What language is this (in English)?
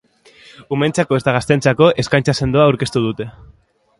Basque